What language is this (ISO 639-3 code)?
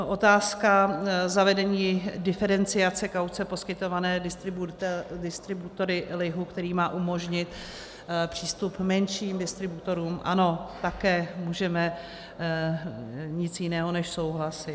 ces